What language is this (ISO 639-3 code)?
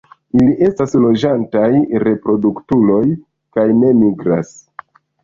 epo